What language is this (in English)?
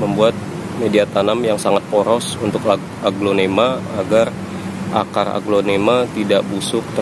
Indonesian